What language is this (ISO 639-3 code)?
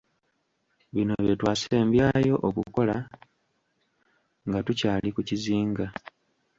lug